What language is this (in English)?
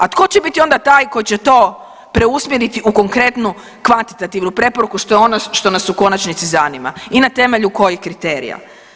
Croatian